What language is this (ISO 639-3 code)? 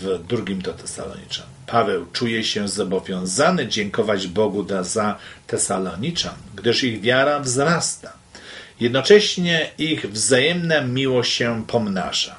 pol